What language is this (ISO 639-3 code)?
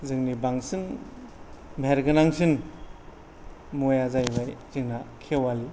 brx